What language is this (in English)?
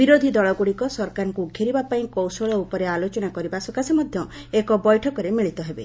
Odia